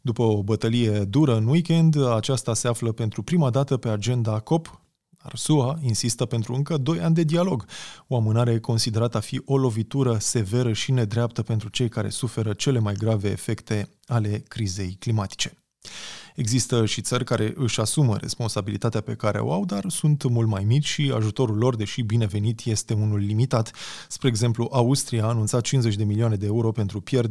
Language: Romanian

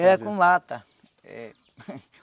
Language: Portuguese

